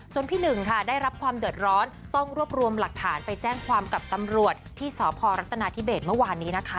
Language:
Thai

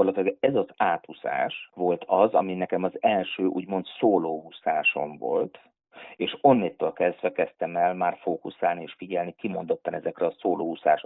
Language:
Hungarian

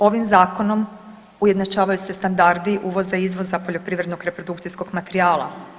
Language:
Croatian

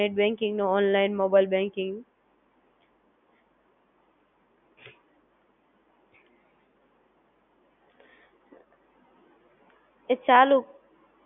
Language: Gujarati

